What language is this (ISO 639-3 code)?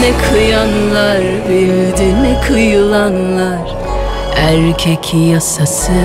tur